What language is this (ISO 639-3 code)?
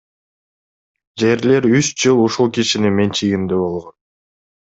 kir